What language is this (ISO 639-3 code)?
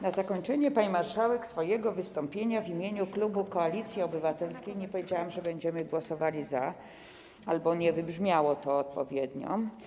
pol